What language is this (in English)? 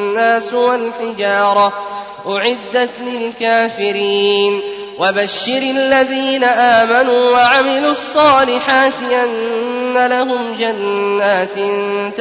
Arabic